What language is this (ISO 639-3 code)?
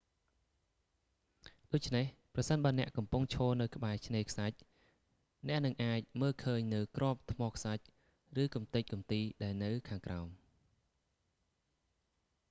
khm